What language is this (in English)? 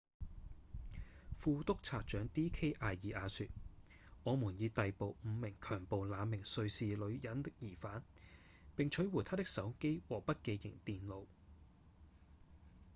Cantonese